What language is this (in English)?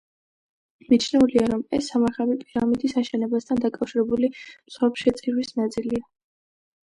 Georgian